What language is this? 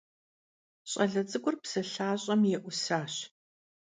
Kabardian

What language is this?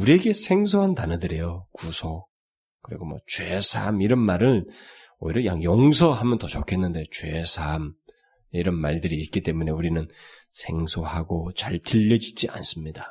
Korean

